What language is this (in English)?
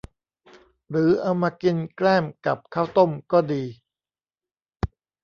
Thai